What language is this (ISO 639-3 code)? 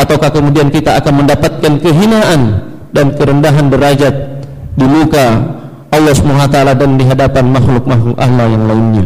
msa